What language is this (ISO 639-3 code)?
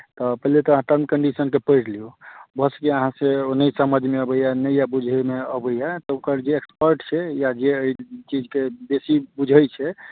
mai